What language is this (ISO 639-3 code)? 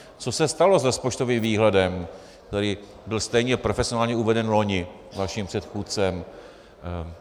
ces